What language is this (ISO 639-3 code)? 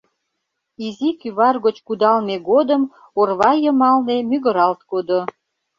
chm